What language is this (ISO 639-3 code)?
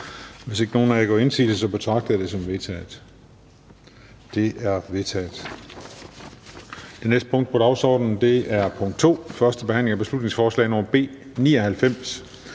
dan